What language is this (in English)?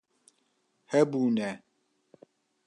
Kurdish